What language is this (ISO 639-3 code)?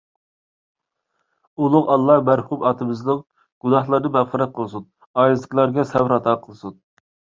uig